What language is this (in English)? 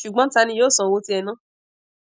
Yoruba